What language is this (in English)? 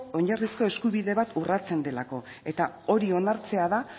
Basque